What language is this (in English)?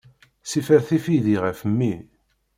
Kabyle